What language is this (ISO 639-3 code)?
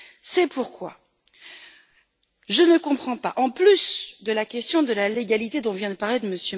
fra